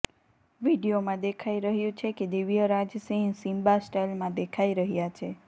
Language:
Gujarati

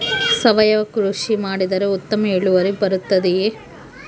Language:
Kannada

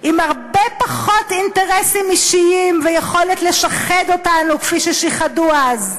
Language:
Hebrew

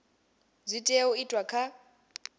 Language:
Venda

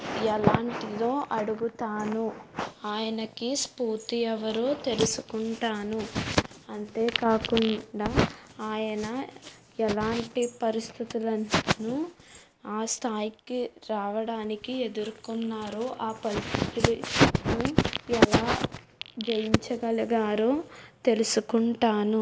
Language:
Telugu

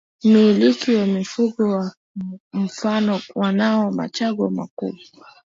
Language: Swahili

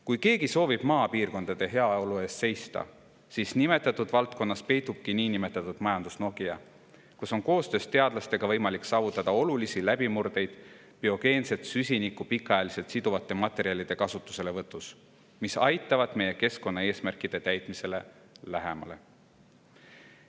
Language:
Estonian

